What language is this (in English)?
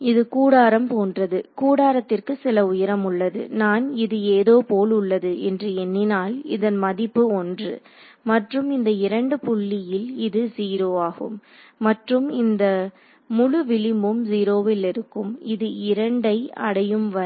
Tamil